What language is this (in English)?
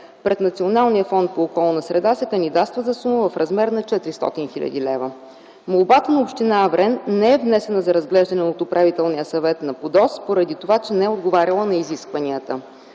Bulgarian